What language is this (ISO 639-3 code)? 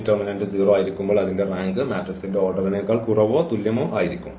mal